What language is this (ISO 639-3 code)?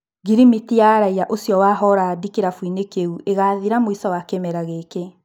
kik